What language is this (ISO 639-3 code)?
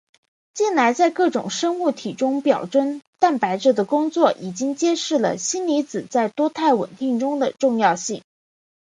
zho